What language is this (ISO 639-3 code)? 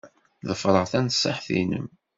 kab